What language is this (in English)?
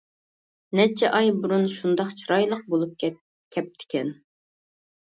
Uyghur